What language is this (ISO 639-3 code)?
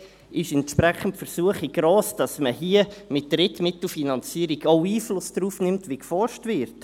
gsw